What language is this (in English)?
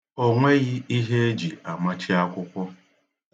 Igbo